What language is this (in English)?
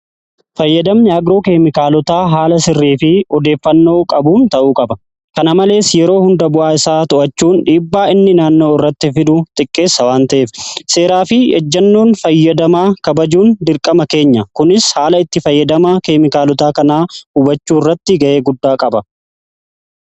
Oromo